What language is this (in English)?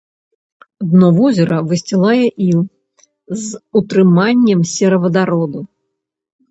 Belarusian